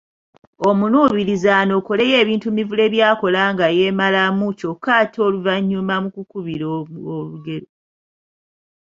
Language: Ganda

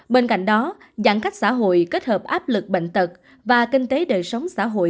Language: Vietnamese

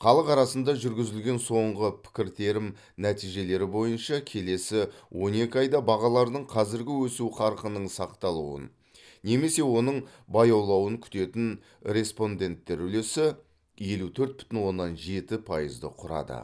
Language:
Kazakh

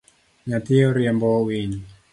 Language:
Luo (Kenya and Tanzania)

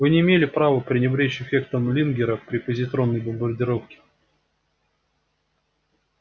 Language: Russian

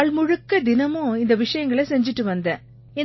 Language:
Tamil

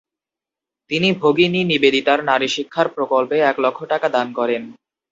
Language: Bangla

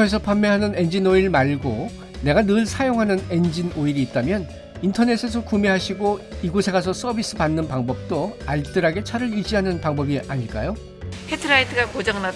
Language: Korean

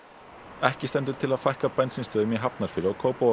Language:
Icelandic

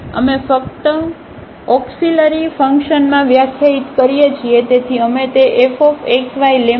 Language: Gujarati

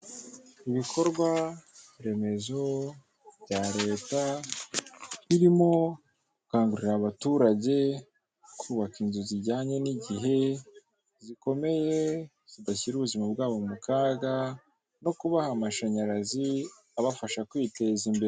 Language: Kinyarwanda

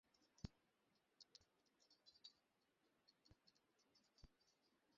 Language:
Bangla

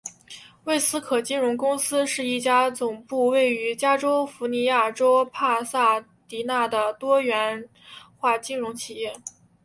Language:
Chinese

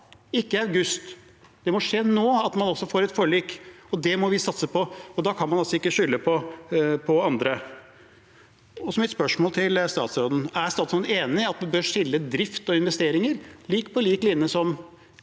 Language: Norwegian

